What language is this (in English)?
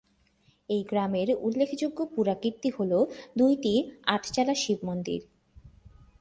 Bangla